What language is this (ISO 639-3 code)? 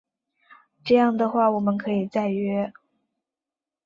zho